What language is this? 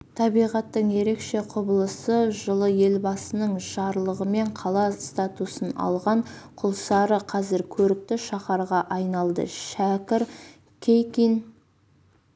Kazakh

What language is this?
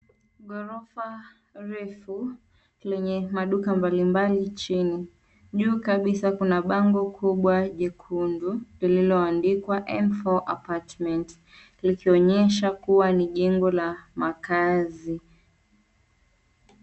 Swahili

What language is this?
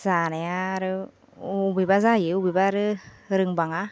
Bodo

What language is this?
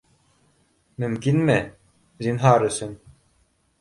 Bashkir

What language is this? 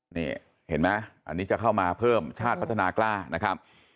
Thai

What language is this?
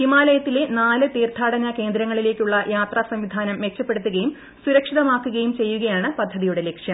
Malayalam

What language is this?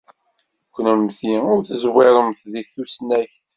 Kabyle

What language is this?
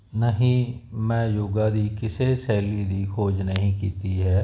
Punjabi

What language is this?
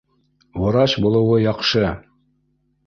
Bashkir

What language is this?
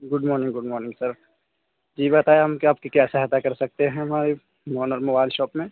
Urdu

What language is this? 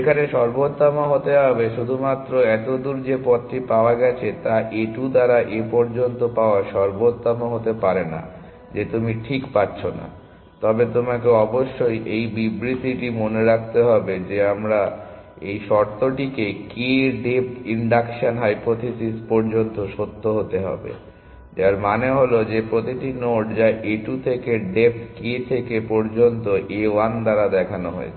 Bangla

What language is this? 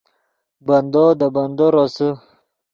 Yidgha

